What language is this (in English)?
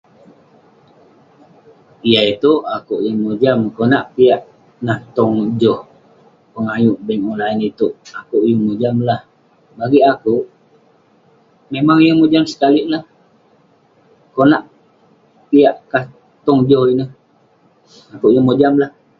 Western Penan